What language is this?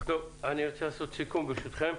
Hebrew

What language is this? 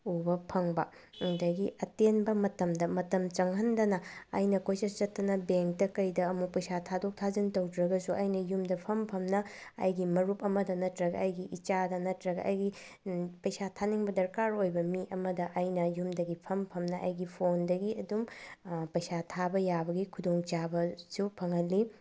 Manipuri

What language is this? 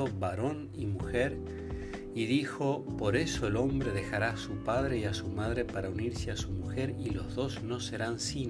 Spanish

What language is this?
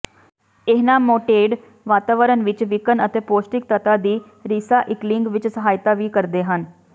Punjabi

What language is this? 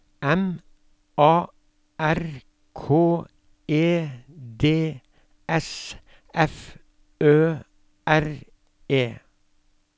Norwegian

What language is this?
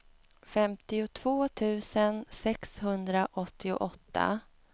Swedish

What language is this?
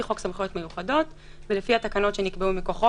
Hebrew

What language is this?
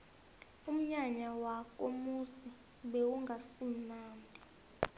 South Ndebele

